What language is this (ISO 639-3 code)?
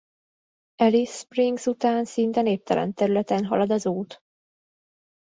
hun